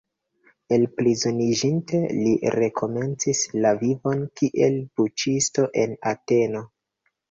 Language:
Esperanto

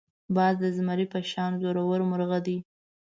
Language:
Pashto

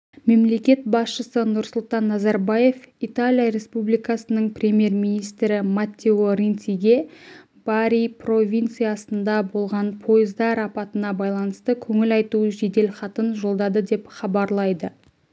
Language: Kazakh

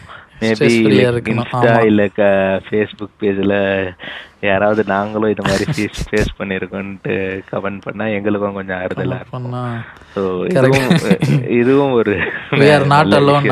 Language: Tamil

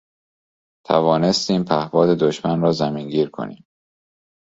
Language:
Persian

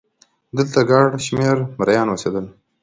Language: Pashto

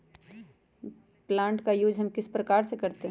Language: Magahi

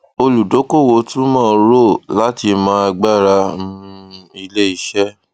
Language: Yoruba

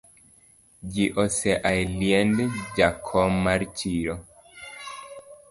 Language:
Luo (Kenya and Tanzania)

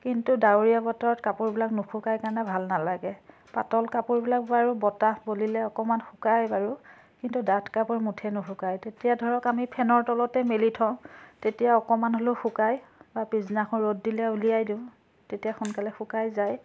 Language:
Assamese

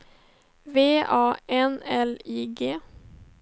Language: Swedish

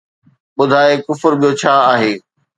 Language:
Sindhi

